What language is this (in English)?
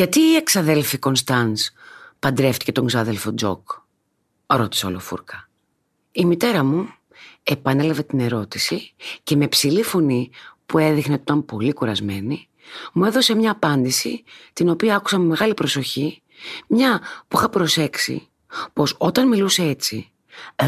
Greek